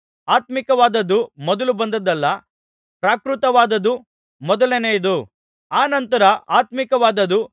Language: Kannada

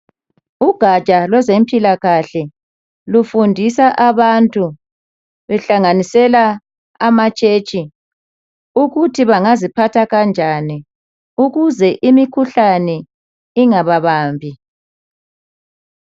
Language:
North Ndebele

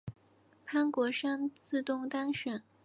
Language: Chinese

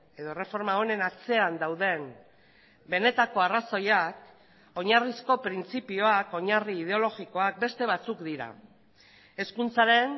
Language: Basque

